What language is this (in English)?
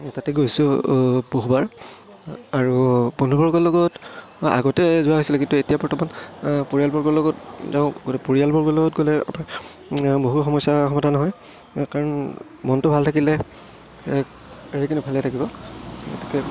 Assamese